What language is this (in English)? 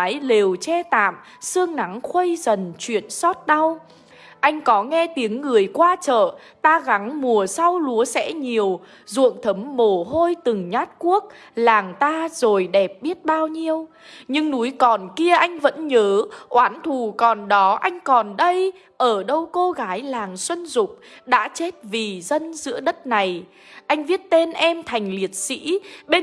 Vietnamese